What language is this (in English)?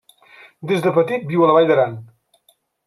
Catalan